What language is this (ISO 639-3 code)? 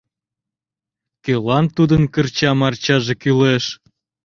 chm